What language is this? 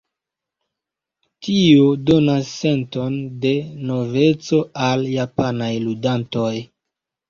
Esperanto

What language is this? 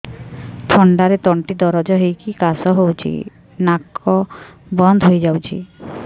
Odia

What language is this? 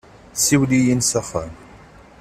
Kabyle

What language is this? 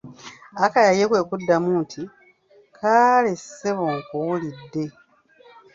Ganda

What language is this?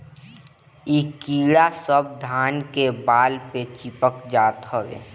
Bhojpuri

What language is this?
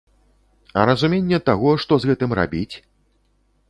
Belarusian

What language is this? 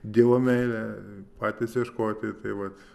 Lithuanian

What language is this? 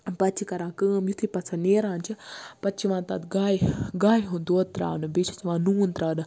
Kashmiri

